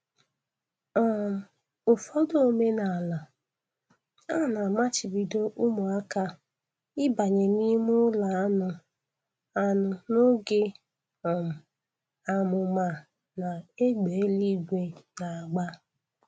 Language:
Igbo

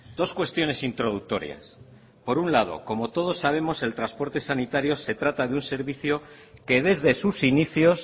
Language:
Spanish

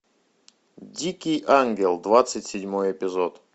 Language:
Russian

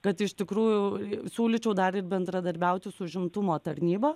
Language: Lithuanian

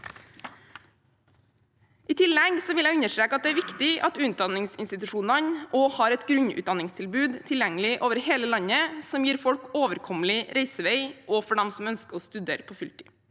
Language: Norwegian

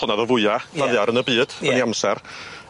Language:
Welsh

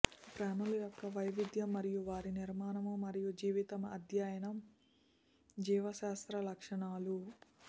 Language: Telugu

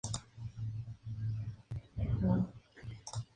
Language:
Spanish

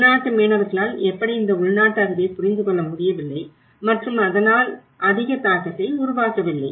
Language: Tamil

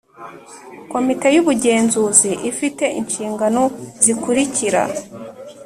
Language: Kinyarwanda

